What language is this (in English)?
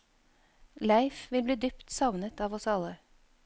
Norwegian